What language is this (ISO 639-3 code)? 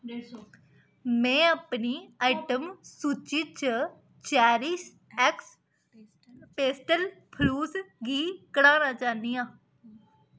doi